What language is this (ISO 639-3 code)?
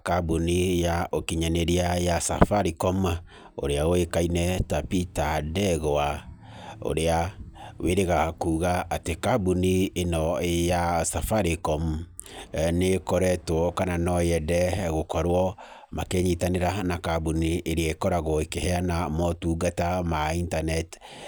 kik